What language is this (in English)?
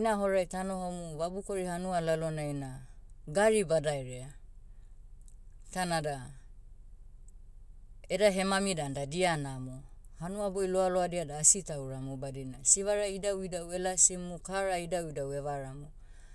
Motu